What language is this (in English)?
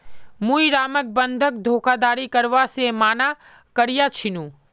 Magahi